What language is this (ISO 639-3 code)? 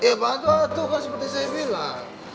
ind